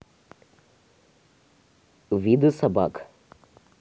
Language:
Russian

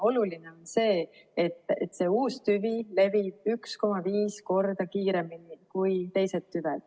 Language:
Estonian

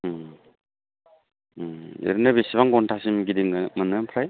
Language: Bodo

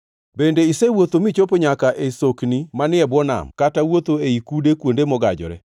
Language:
Luo (Kenya and Tanzania)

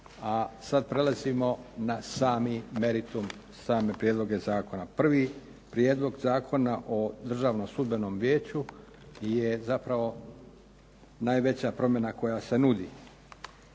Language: Croatian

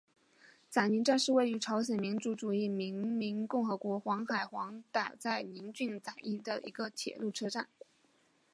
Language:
Chinese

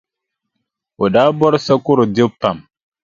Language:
Dagbani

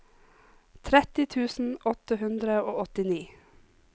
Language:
Norwegian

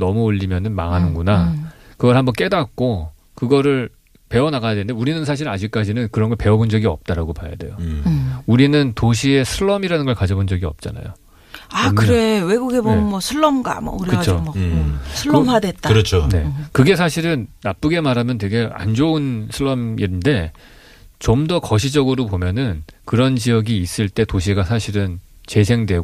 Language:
Korean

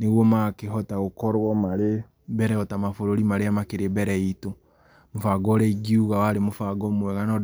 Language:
Kikuyu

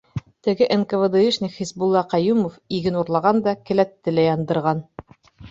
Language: Bashkir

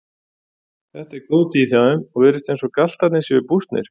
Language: Icelandic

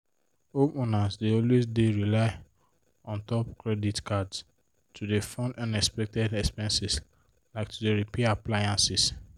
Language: Nigerian Pidgin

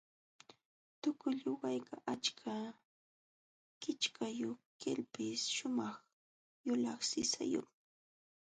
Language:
Jauja Wanca Quechua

